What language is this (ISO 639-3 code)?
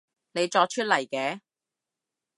yue